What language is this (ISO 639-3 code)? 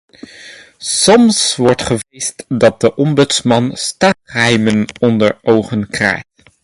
nld